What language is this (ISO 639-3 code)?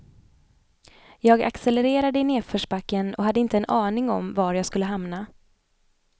swe